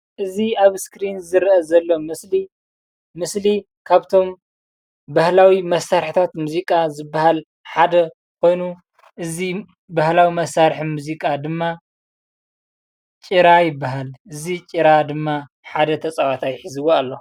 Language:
Tigrinya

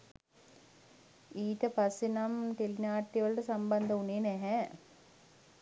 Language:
Sinhala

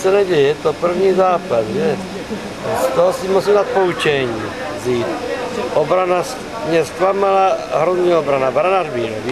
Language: Czech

